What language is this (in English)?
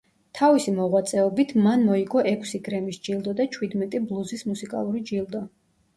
Georgian